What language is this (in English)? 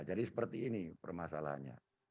Indonesian